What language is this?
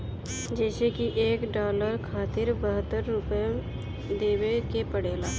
Bhojpuri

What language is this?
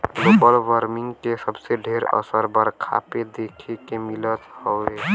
Bhojpuri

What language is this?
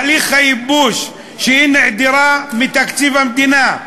Hebrew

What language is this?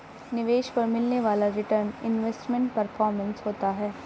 Hindi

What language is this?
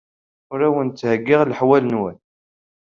Kabyle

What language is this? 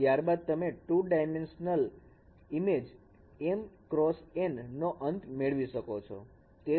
Gujarati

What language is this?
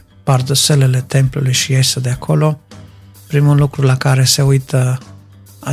Romanian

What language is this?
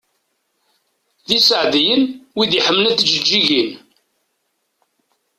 Kabyle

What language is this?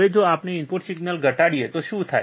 Gujarati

